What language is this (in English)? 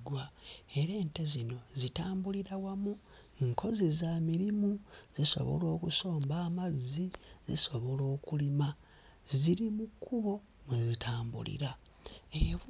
Ganda